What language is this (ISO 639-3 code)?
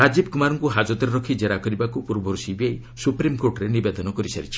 ori